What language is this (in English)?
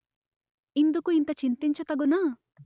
Telugu